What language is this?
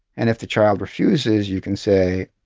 English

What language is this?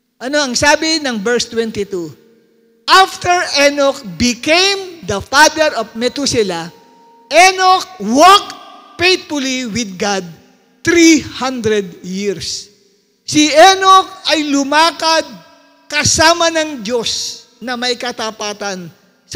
Filipino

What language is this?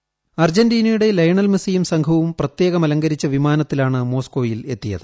Malayalam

